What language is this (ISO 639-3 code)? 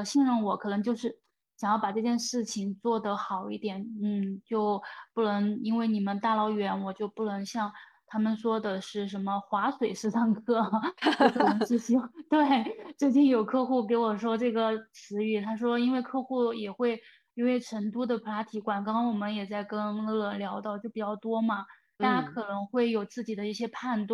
zho